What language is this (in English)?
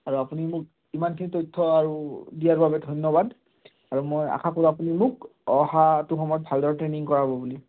Assamese